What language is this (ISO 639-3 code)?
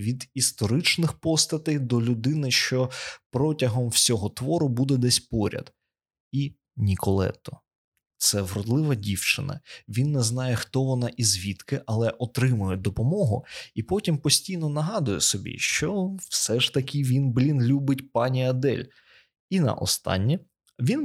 ukr